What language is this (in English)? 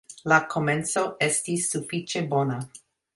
Esperanto